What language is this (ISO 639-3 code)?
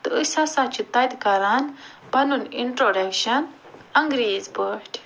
kas